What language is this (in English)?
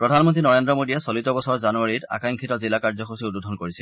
Assamese